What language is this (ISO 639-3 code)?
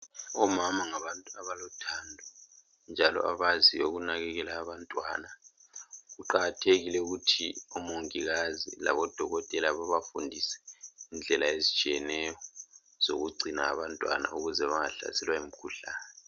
nde